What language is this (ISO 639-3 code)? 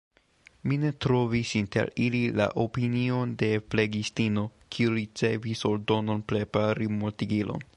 epo